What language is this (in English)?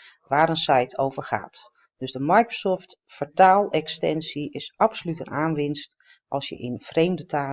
Dutch